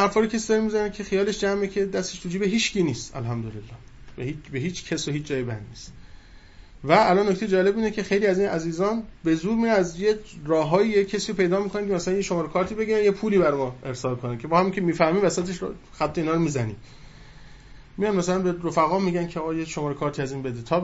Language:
Persian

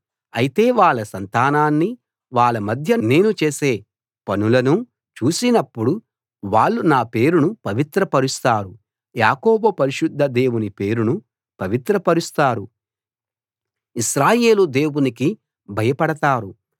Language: Telugu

